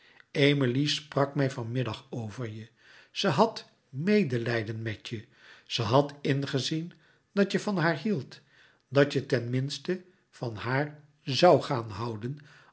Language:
Dutch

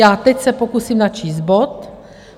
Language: Czech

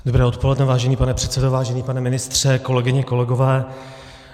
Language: Czech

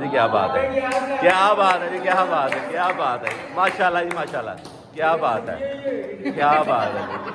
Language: Hindi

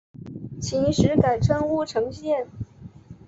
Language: Chinese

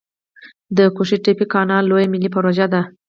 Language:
Pashto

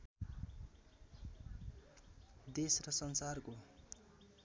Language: Nepali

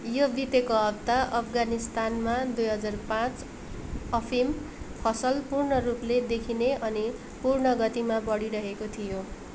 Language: Nepali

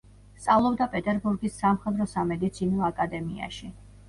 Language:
Georgian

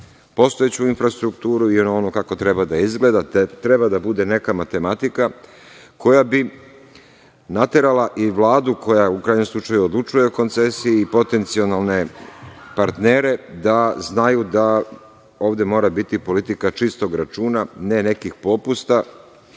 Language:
Serbian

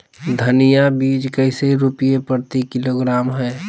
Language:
Magahi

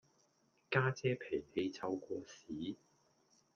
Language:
Cantonese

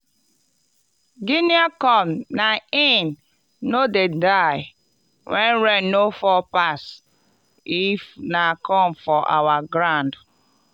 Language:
Nigerian Pidgin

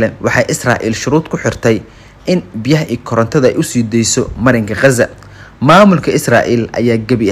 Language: Arabic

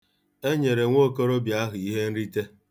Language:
Igbo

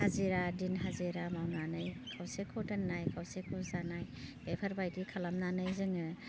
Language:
Bodo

